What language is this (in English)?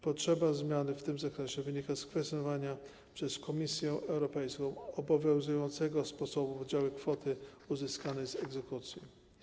Polish